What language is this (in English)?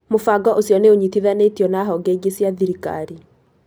Kikuyu